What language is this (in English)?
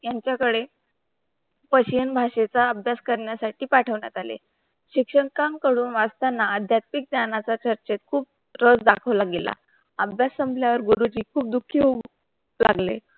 Marathi